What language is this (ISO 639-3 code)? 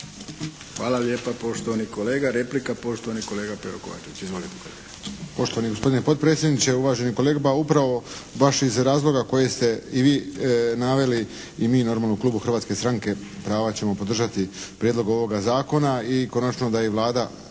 hrv